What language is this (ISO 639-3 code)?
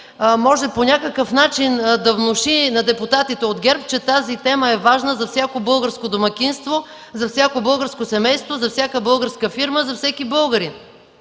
bul